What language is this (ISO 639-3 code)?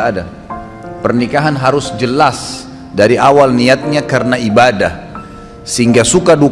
ind